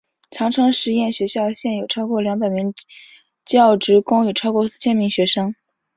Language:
Chinese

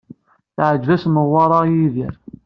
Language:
Kabyle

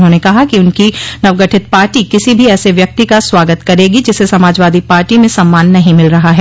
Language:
Hindi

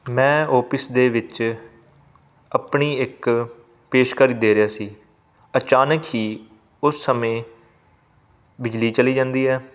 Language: Punjabi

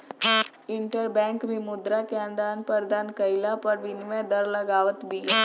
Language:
Bhojpuri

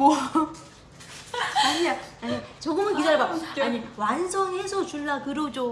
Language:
Korean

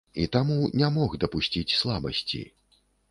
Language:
Belarusian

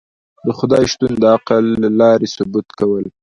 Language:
Pashto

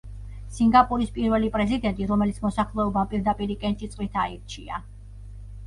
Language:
Georgian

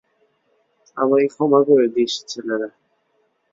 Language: Bangla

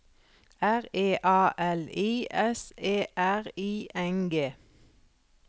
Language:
Norwegian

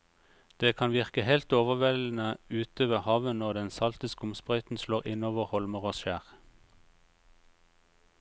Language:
Norwegian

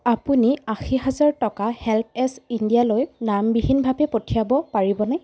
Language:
Assamese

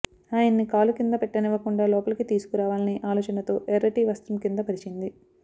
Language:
Telugu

